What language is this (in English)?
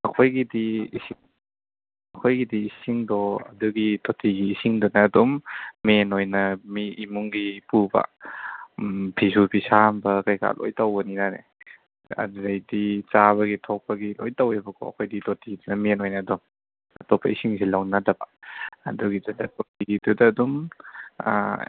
Manipuri